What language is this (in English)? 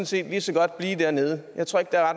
Danish